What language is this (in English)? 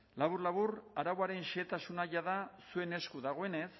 Basque